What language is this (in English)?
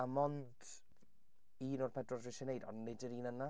Welsh